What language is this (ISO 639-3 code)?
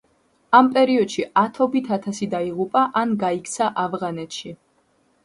kat